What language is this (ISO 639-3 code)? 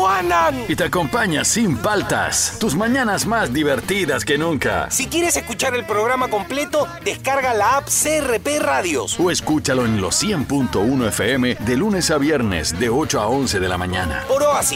spa